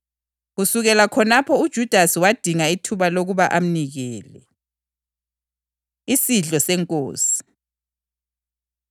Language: North Ndebele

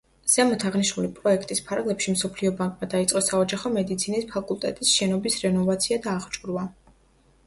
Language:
Georgian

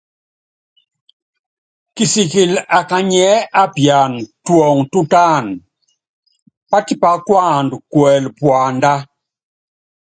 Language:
Yangben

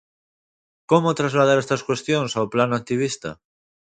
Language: Galician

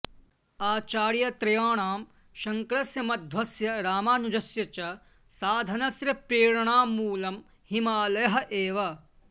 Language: Sanskrit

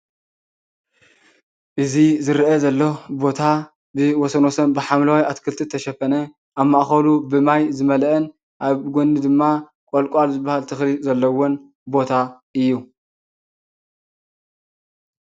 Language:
Tigrinya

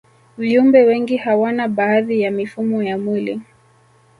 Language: Swahili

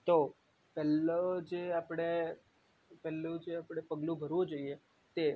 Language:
Gujarati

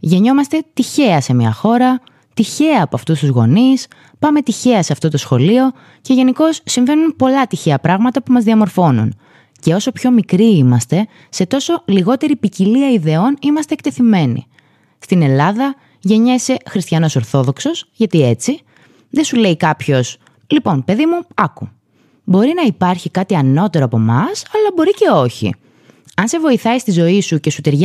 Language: Greek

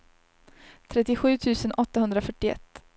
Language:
Swedish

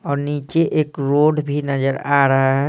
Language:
Hindi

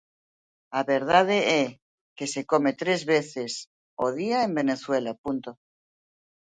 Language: Galician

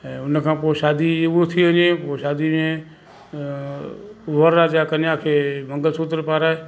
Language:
Sindhi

